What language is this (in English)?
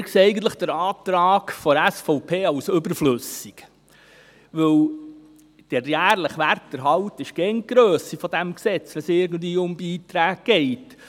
Swiss German